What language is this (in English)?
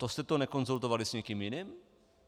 Czech